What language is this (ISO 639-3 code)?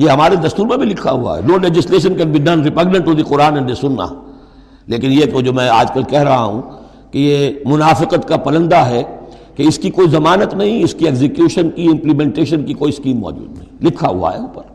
urd